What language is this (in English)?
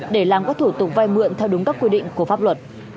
Vietnamese